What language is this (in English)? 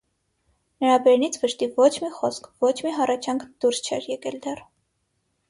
Armenian